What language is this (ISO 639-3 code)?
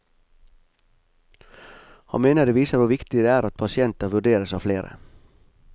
nor